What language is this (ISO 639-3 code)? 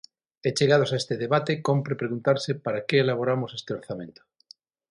glg